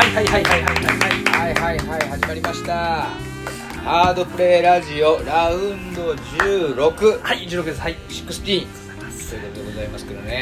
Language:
Japanese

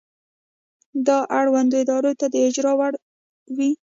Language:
Pashto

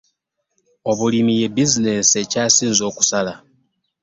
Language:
Ganda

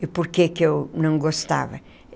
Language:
Portuguese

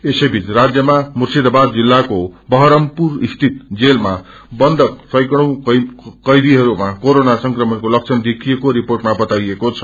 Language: Nepali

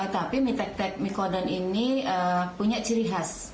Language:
Indonesian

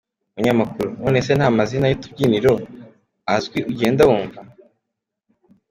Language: Kinyarwanda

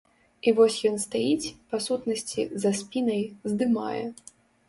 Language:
Belarusian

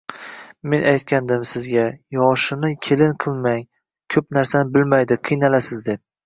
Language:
Uzbek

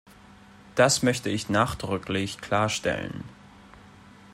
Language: German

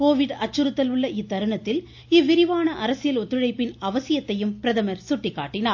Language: Tamil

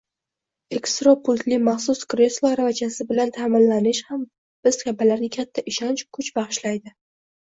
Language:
Uzbek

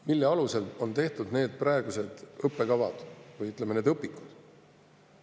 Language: Estonian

